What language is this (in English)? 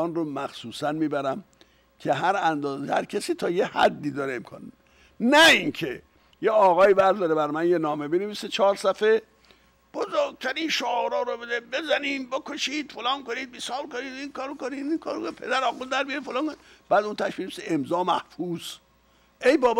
Persian